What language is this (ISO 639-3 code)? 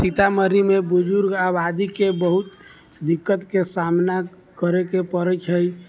mai